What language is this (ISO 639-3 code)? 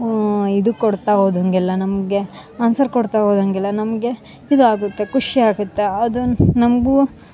kan